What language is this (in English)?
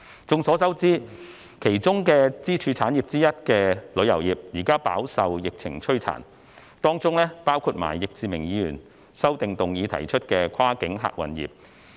Cantonese